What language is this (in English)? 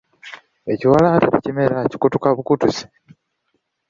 Ganda